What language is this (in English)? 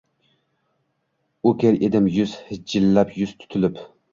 Uzbek